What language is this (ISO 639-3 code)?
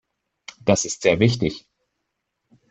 deu